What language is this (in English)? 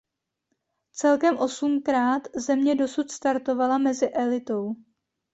Czech